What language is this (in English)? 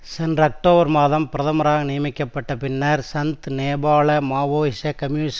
Tamil